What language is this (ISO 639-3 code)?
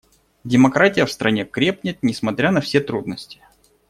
rus